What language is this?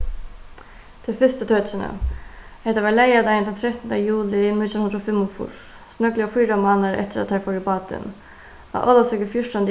Faroese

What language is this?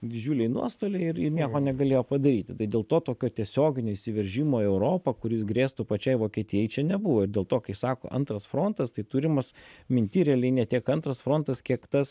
Lithuanian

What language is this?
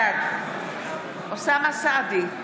Hebrew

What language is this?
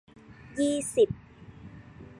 Thai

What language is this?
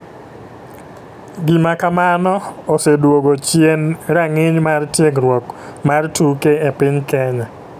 Luo (Kenya and Tanzania)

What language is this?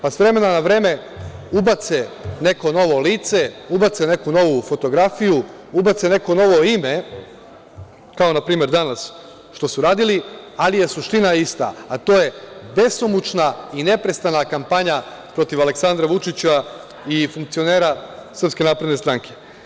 Serbian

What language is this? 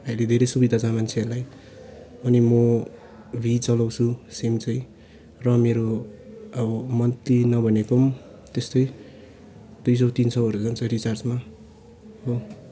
Nepali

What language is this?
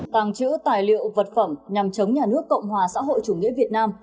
Vietnamese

